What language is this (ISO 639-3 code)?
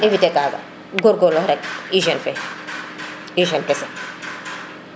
srr